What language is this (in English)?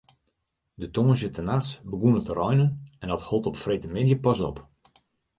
Western Frisian